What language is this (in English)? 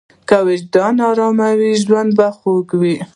Pashto